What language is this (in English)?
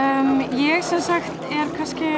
Icelandic